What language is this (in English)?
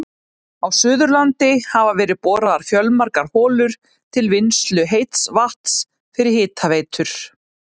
Icelandic